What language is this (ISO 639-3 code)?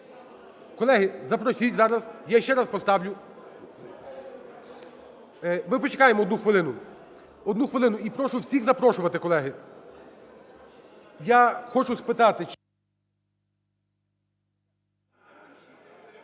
ukr